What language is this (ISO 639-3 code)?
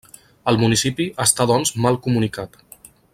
cat